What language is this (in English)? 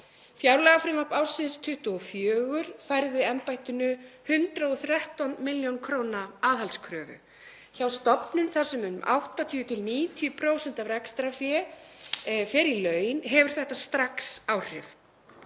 Icelandic